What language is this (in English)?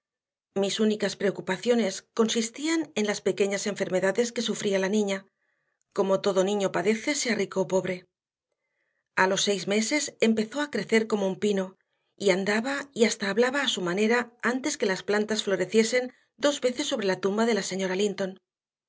Spanish